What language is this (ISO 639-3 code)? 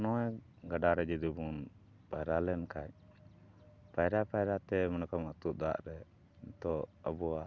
sat